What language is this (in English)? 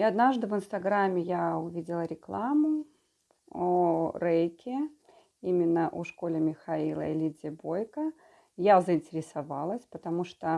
Russian